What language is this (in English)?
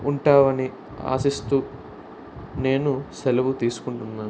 Telugu